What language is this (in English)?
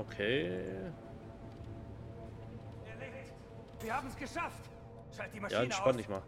German